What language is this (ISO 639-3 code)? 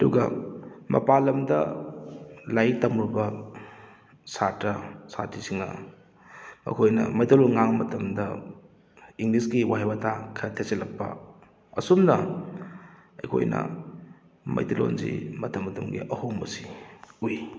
mni